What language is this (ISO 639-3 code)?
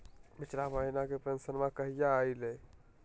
mag